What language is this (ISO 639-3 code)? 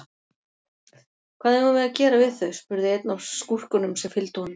isl